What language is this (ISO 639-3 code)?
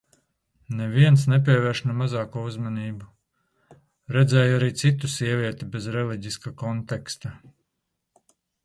lav